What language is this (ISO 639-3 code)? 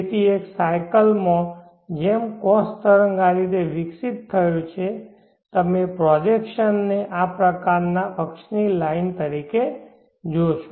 guj